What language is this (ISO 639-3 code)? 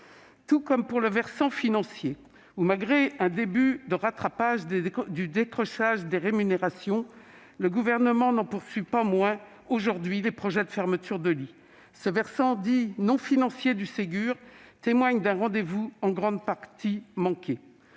fra